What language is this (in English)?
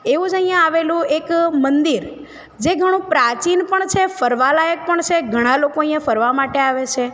Gujarati